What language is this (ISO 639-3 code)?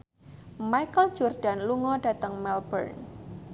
jav